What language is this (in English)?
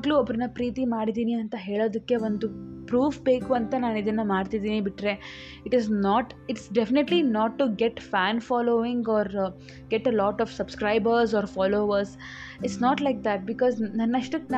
Kannada